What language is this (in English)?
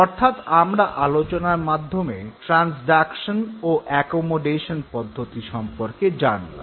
Bangla